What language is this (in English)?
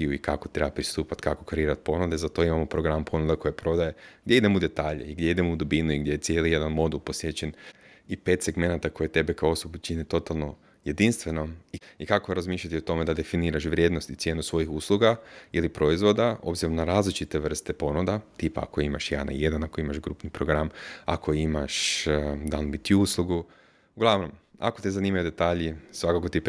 Croatian